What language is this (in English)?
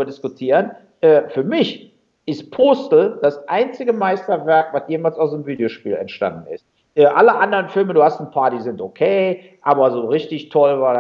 German